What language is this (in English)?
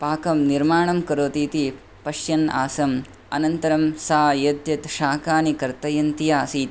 Sanskrit